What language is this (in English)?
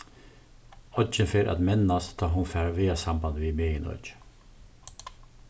Faroese